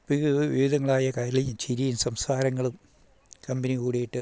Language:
Malayalam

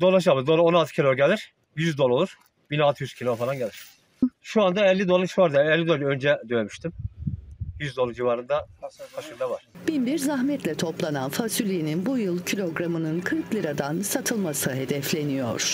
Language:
Turkish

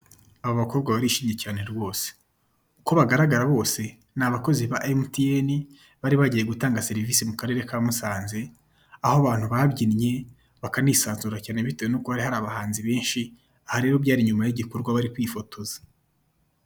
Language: Kinyarwanda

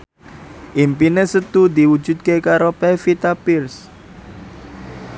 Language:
Javanese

